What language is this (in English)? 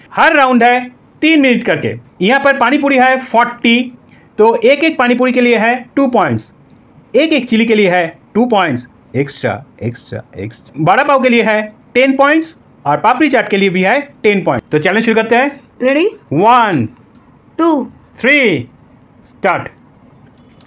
Hindi